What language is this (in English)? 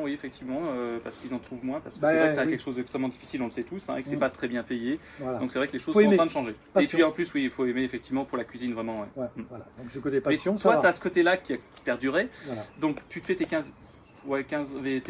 French